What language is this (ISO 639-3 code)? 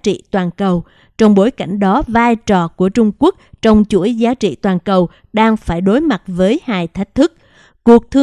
vie